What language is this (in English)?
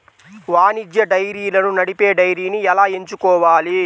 Telugu